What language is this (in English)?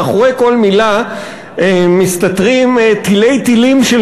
Hebrew